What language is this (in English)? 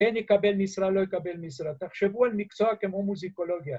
Hebrew